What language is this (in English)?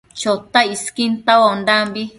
Matsés